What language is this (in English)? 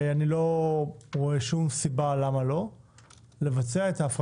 Hebrew